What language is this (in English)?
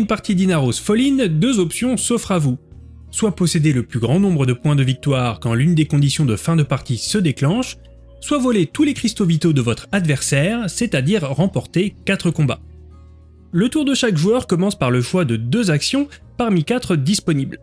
French